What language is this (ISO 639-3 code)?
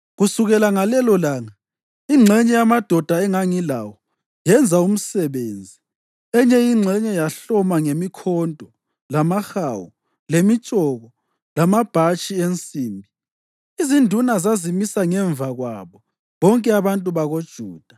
nde